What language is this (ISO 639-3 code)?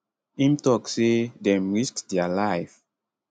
pcm